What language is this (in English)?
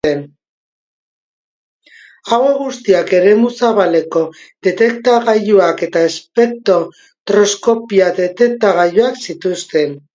Basque